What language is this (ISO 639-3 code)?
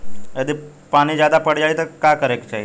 bho